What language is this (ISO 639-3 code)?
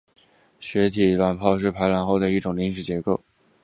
zho